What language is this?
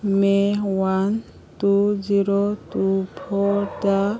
Manipuri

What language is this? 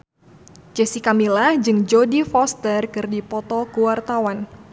Sundanese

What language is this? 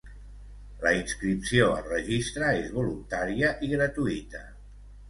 Catalan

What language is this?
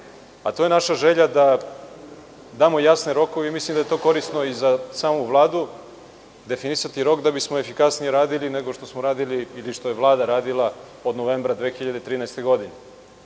Serbian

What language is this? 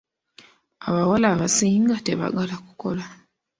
Ganda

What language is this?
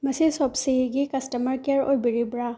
Manipuri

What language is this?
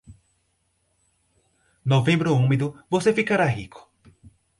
Portuguese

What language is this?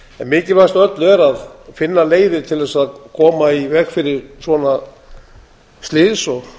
Icelandic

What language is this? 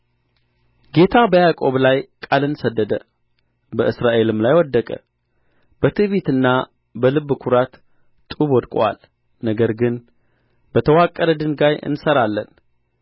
Amharic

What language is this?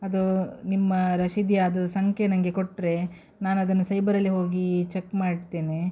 Kannada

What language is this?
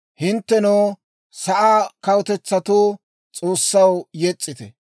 Dawro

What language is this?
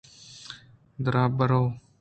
Eastern Balochi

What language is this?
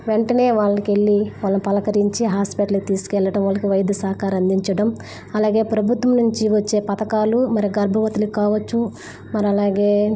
Telugu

